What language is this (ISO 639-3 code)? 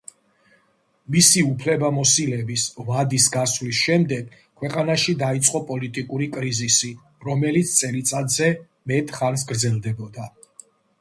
kat